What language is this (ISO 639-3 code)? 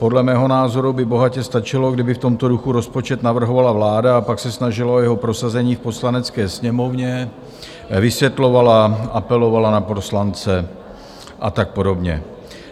ces